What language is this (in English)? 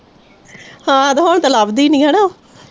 Punjabi